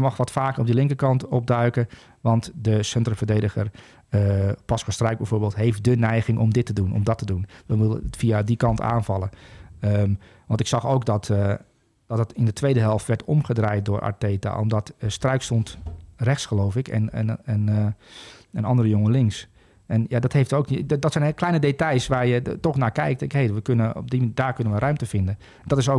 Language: Dutch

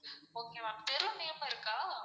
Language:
Tamil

